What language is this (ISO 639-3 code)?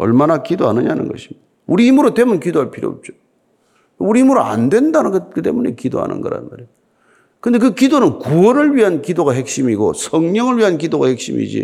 kor